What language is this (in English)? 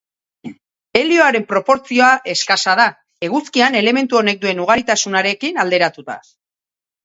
Basque